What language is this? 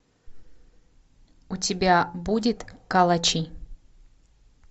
Russian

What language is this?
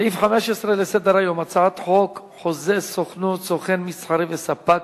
Hebrew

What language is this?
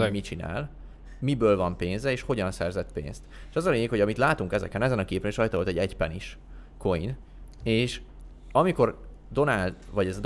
Hungarian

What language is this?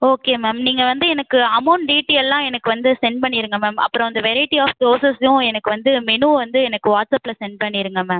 Tamil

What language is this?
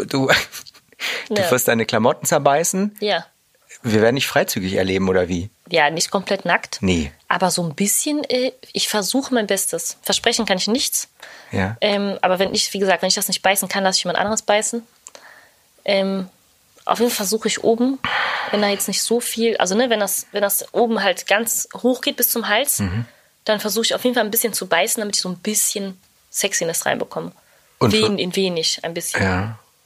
German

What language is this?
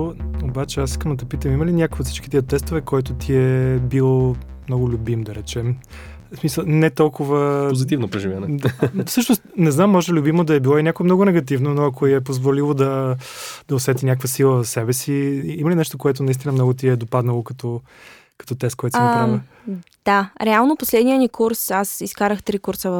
Bulgarian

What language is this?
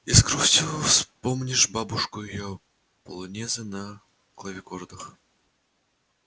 Russian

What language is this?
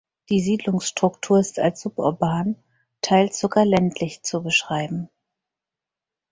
German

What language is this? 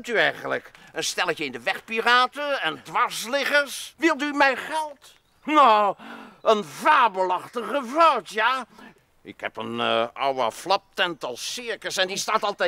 Dutch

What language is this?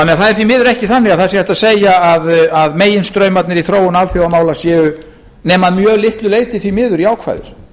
Icelandic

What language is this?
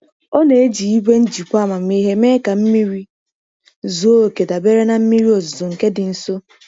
Igbo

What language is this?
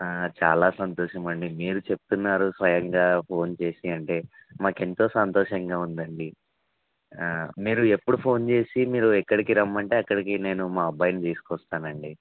Telugu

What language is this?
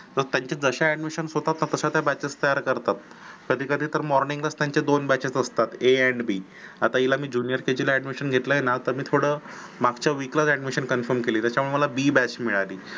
Marathi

